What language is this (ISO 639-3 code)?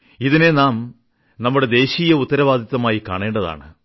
mal